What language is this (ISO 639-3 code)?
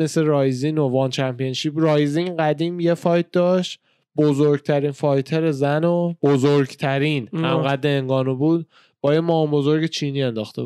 fas